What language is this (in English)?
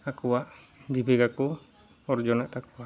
Santali